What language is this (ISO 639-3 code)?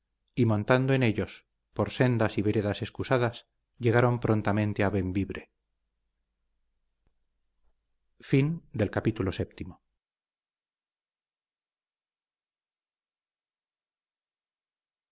spa